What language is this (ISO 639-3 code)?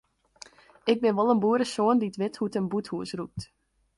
fry